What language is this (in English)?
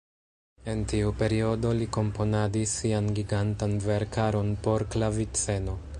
Esperanto